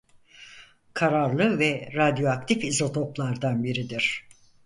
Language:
Turkish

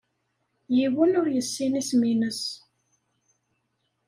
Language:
Kabyle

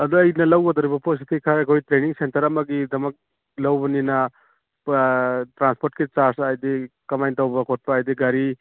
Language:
Manipuri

